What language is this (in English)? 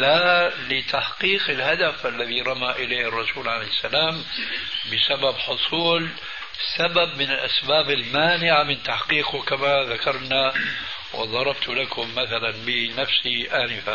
Arabic